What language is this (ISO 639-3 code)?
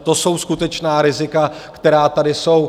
ces